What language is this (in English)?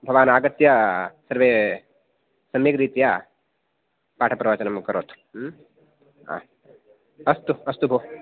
Sanskrit